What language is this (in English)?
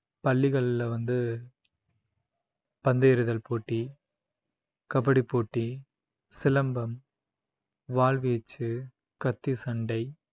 Tamil